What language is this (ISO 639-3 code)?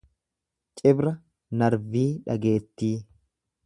orm